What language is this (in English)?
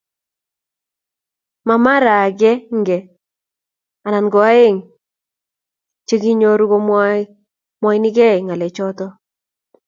Kalenjin